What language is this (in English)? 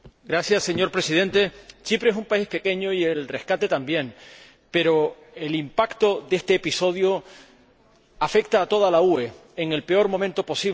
Spanish